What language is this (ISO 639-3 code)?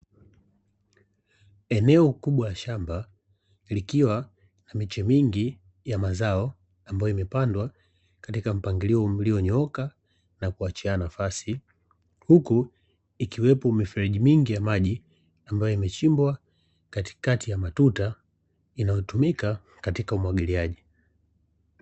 swa